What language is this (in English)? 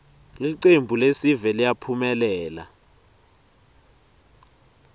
Swati